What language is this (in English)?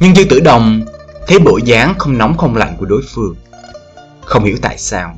Vietnamese